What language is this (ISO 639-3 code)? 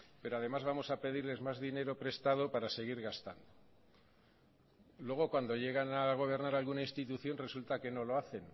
spa